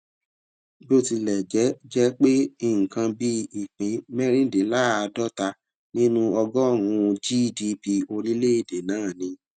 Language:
Yoruba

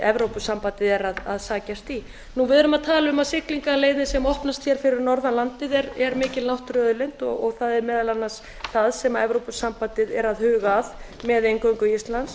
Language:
Icelandic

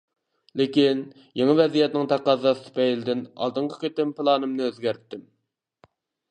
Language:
Uyghur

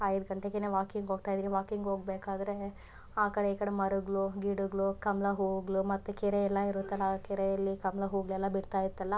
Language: Kannada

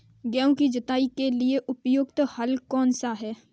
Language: Hindi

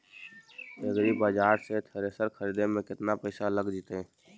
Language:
Magahi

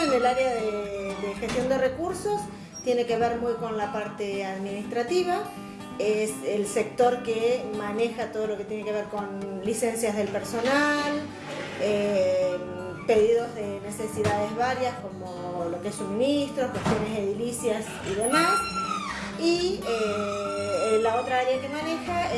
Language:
Spanish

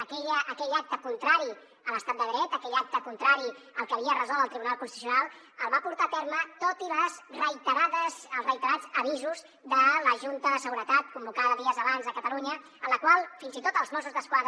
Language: Catalan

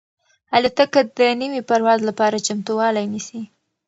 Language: Pashto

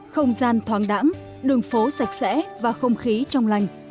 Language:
Vietnamese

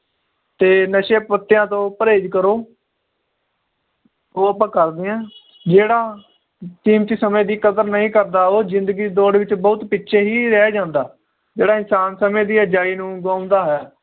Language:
Punjabi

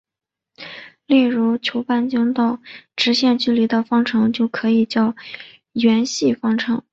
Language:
Chinese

